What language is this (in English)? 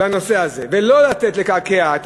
Hebrew